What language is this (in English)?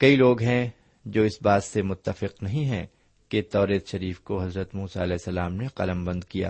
Urdu